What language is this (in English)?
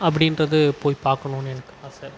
Tamil